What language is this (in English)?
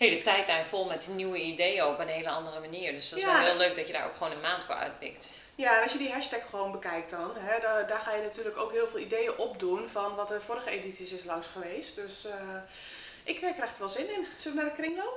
Dutch